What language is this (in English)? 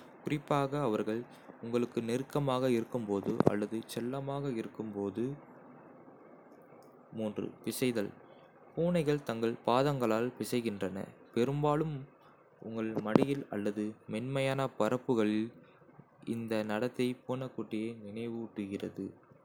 Kota (India)